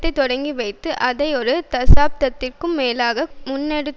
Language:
Tamil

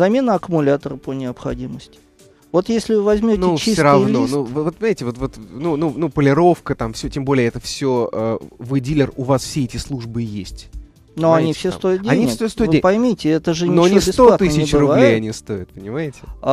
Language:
Russian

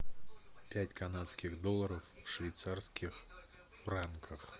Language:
Russian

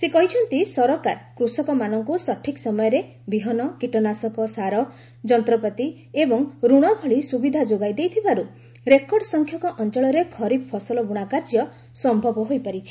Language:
Odia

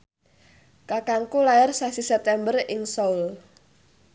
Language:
Javanese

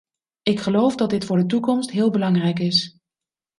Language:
Dutch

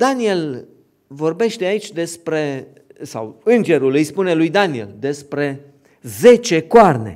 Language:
Romanian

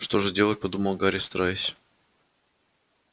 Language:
Russian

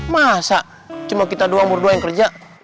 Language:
Indonesian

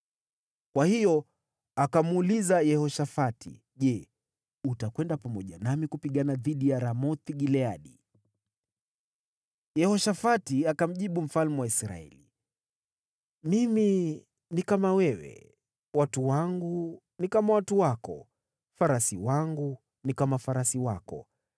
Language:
Swahili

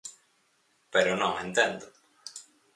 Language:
Galician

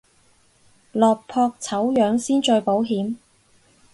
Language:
Cantonese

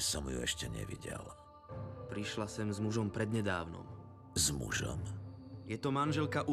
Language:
Slovak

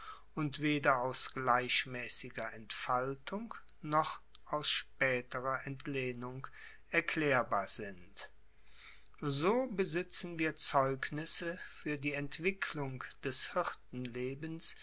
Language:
German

